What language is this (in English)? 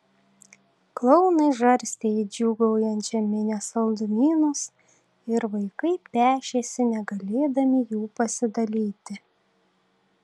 Lithuanian